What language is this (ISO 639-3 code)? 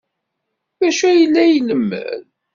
kab